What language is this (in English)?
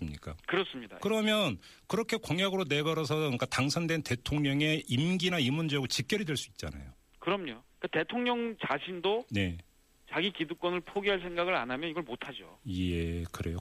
Korean